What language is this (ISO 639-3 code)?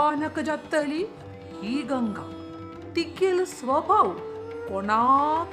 mar